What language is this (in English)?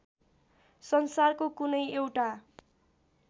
Nepali